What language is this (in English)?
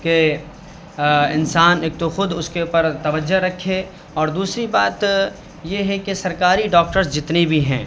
Urdu